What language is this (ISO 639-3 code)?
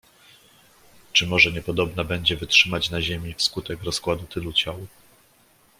pol